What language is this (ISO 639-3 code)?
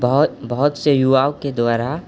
mai